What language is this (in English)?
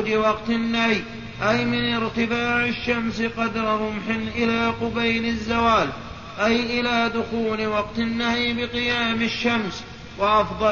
Arabic